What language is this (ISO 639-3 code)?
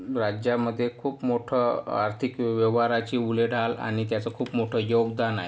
mar